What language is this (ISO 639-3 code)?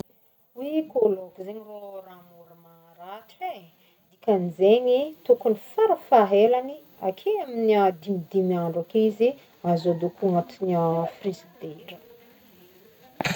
bmm